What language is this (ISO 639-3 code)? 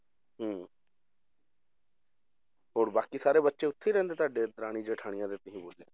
pan